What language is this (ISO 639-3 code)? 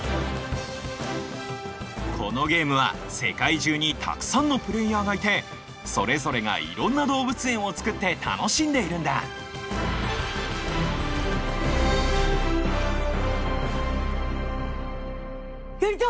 jpn